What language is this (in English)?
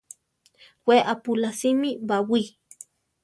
Central Tarahumara